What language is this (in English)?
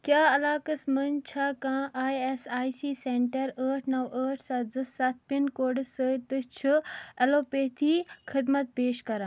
Kashmiri